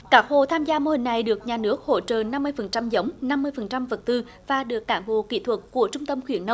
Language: Vietnamese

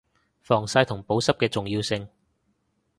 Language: Cantonese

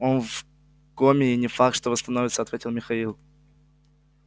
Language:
Russian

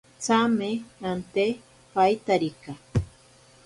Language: Ashéninka Perené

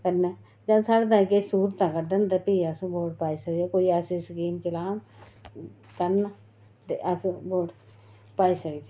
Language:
Dogri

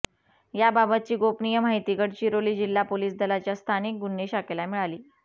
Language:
Marathi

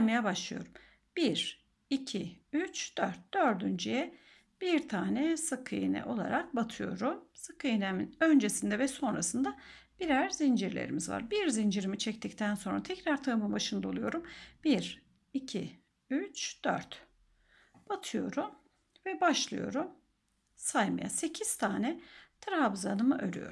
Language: Turkish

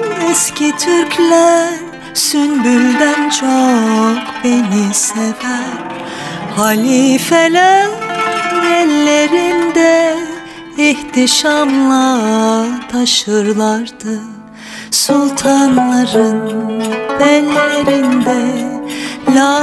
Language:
Turkish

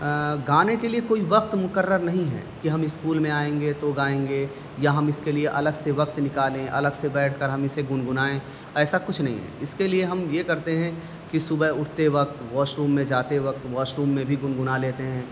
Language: Urdu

